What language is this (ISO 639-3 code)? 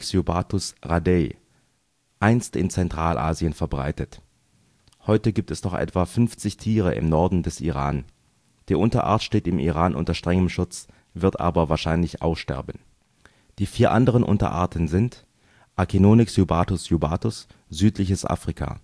deu